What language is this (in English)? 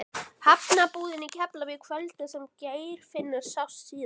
Icelandic